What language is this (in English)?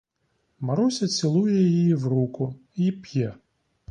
Ukrainian